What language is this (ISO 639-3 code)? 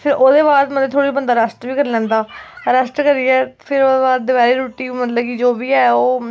doi